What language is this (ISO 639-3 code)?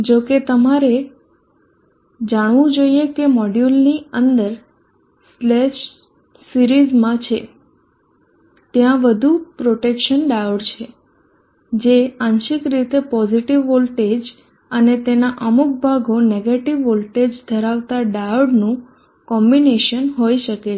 guj